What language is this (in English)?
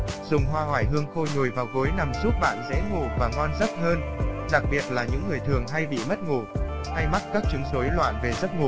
Vietnamese